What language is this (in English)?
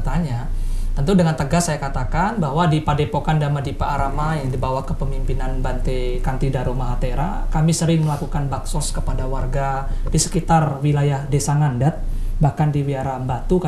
Indonesian